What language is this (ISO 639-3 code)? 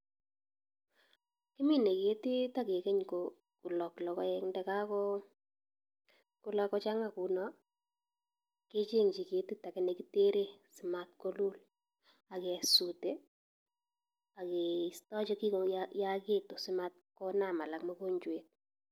kln